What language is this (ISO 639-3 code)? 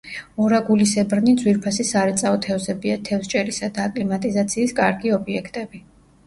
kat